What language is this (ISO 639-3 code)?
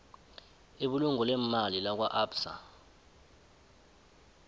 nbl